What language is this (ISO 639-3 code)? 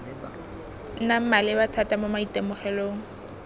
tsn